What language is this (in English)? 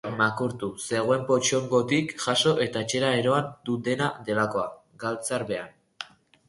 Basque